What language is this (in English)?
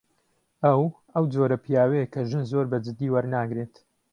Central Kurdish